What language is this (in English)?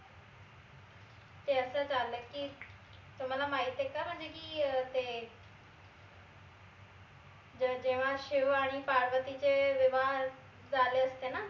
Marathi